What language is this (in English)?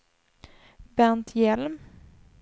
Swedish